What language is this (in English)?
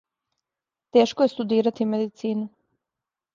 Serbian